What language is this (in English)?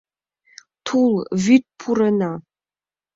Mari